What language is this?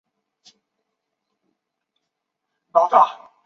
Chinese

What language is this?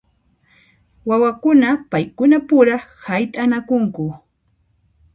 Puno Quechua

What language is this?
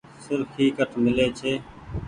Goaria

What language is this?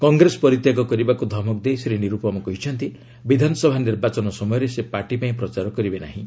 Odia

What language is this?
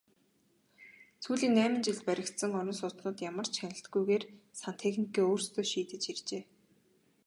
Mongolian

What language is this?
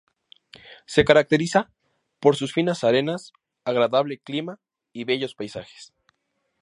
Spanish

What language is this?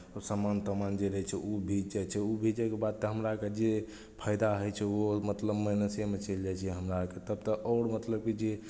Maithili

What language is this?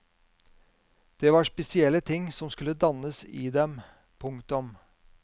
Norwegian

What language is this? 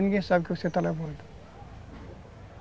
Portuguese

